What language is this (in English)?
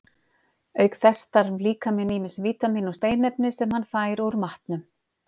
Icelandic